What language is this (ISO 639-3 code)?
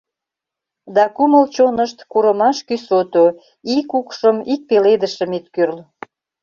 chm